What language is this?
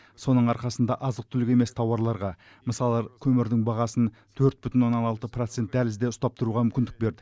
Kazakh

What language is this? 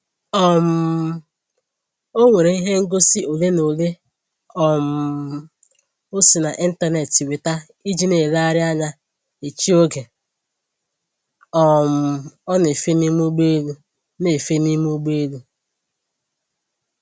Igbo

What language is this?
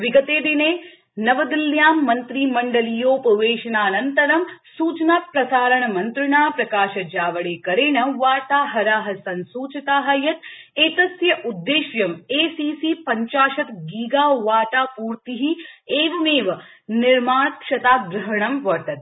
Sanskrit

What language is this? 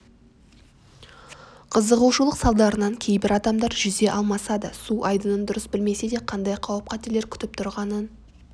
Kazakh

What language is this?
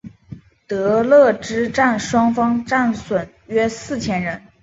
Chinese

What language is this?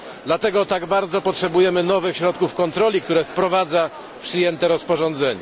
Polish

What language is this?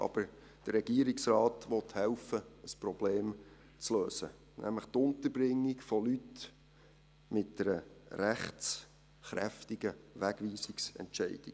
Swiss German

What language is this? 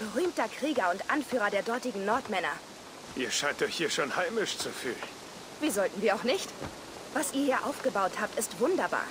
German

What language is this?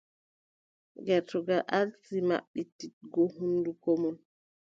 Adamawa Fulfulde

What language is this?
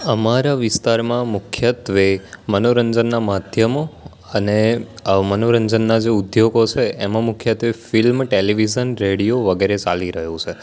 Gujarati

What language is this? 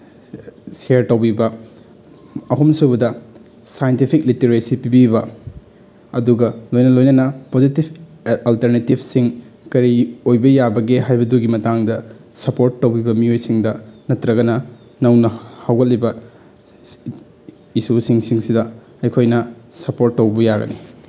Manipuri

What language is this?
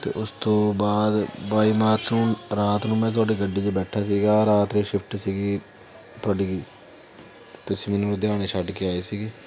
Punjabi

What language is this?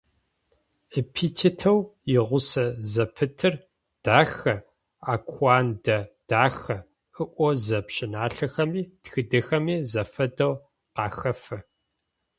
Adyghe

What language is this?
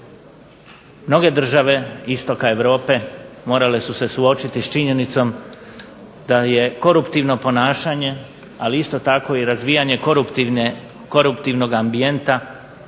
Croatian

